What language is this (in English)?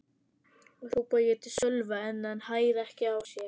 Icelandic